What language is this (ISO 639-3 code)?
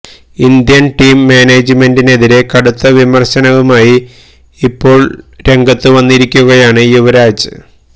mal